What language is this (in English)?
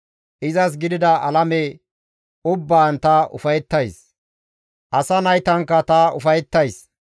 Gamo